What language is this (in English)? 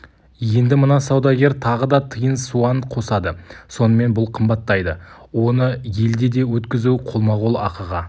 Kazakh